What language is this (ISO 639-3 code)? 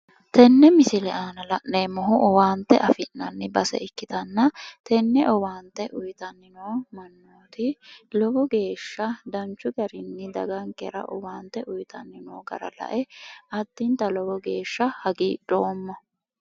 sid